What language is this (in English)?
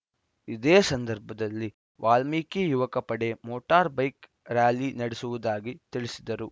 Kannada